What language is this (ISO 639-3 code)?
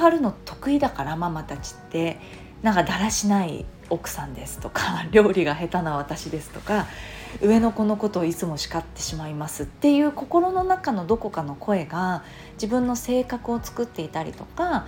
jpn